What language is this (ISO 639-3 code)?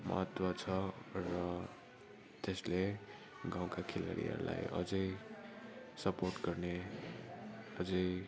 nep